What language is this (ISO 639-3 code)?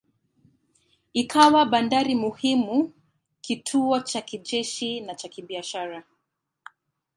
swa